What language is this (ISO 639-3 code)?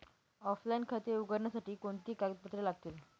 mar